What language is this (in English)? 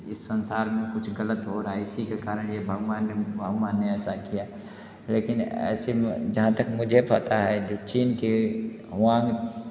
Hindi